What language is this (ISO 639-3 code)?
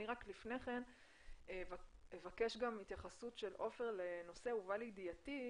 heb